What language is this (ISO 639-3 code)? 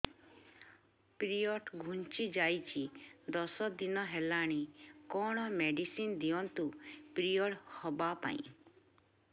ori